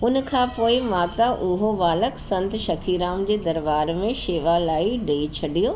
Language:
Sindhi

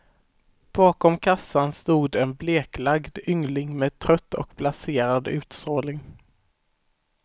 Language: Swedish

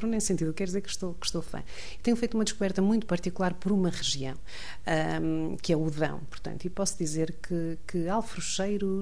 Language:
Portuguese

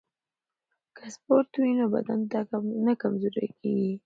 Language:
Pashto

